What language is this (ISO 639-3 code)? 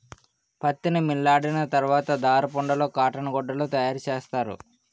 tel